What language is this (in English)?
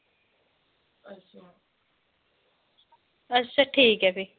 Dogri